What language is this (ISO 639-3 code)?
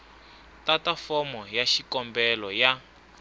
tso